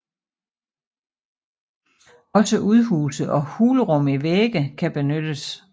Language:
Danish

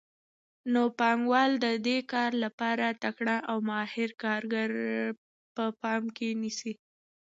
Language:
Pashto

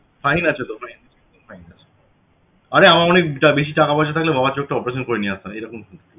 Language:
Bangla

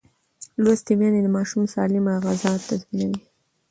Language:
Pashto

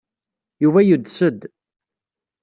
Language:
Kabyle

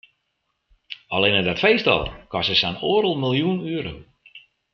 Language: Western Frisian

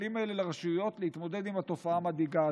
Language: Hebrew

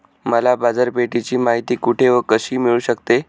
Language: Marathi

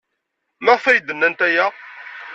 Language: Kabyle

